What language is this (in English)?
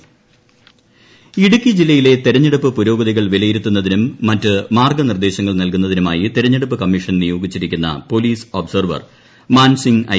Malayalam